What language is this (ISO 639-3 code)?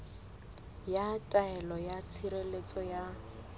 sot